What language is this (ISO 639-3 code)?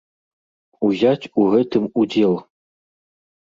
bel